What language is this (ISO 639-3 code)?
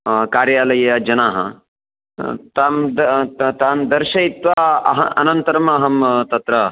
san